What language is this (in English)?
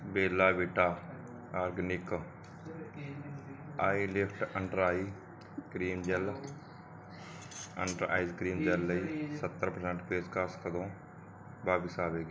Punjabi